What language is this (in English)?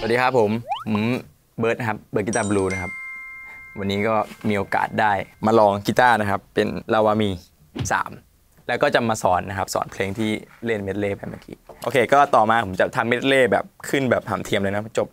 Thai